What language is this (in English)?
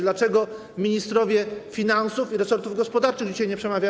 Polish